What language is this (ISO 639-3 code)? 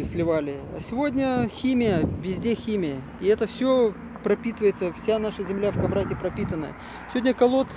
rus